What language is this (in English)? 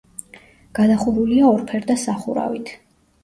Georgian